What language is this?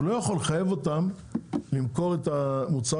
Hebrew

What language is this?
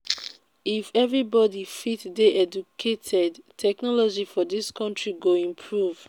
Nigerian Pidgin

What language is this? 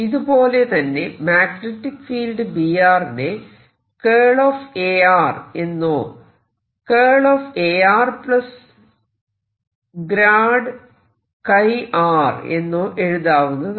Malayalam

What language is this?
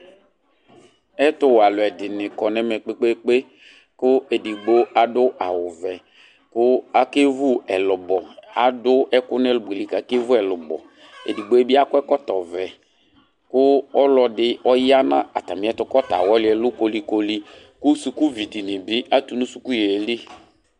Ikposo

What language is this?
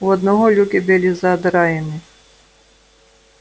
Russian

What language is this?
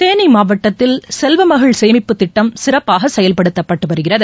Tamil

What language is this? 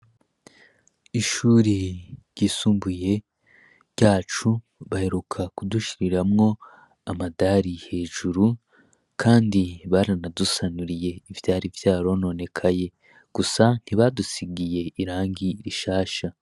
Rundi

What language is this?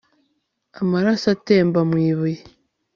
Kinyarwanda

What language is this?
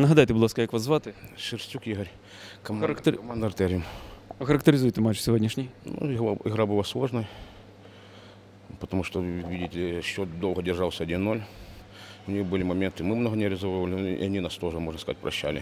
Ukrainian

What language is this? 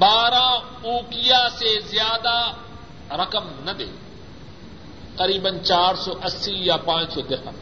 Urdu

